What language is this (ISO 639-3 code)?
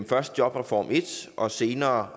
dan